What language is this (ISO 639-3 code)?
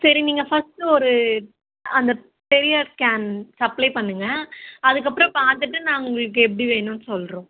tam